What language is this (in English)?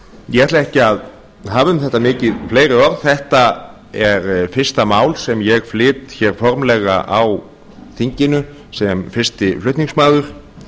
Icelandic